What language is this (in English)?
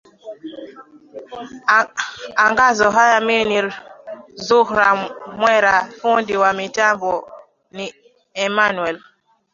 Swahili